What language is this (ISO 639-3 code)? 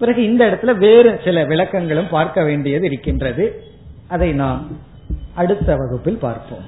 tam